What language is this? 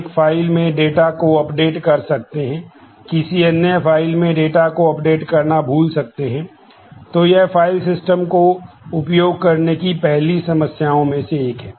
Hindi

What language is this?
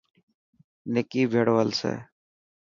Dhatki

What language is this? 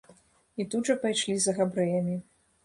Belarusian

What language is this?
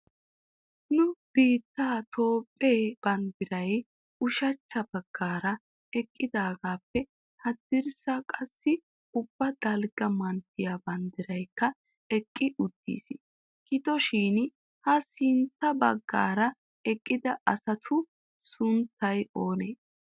Wolaytta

